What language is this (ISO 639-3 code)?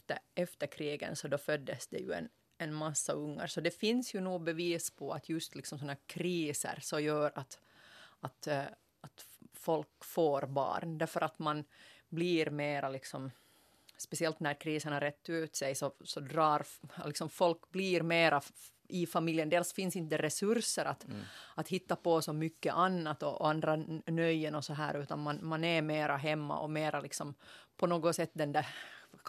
swe